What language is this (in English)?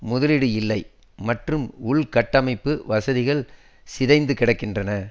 Tamil